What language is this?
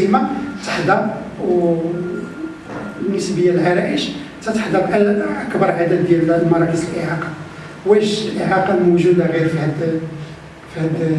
Arabic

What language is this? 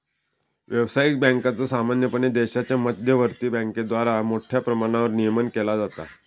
Marathi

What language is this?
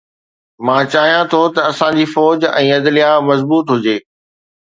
Sindhi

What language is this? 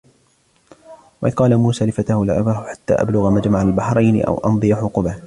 Arabic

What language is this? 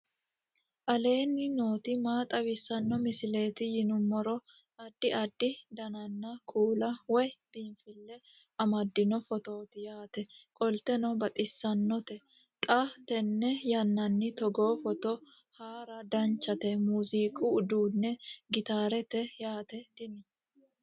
Sidamo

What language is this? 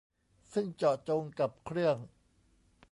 Thai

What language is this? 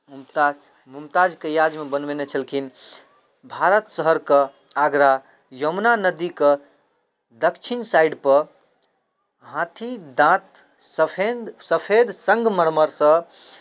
Maithili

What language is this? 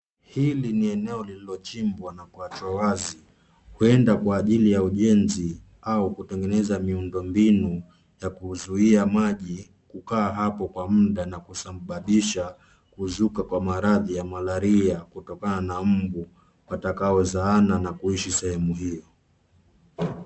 Swahili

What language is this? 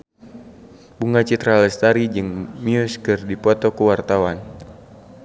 Sundanese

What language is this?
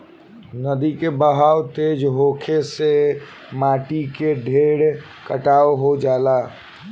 Bhojpuri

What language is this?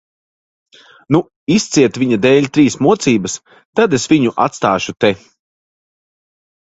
Latvian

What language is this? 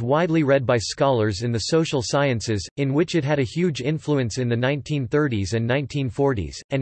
English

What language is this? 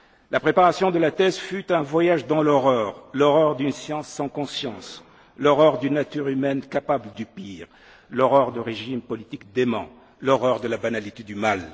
French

